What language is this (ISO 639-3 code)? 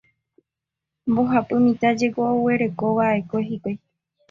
grn